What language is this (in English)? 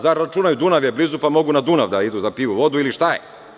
Serbian